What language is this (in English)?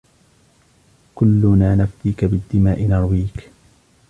Arabic